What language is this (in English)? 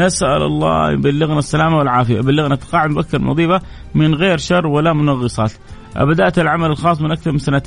Arabic